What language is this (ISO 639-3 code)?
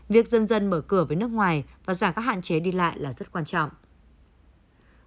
vie